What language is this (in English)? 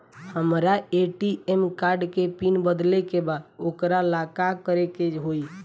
Bhojpuri